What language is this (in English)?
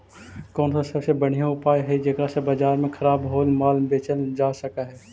Magahi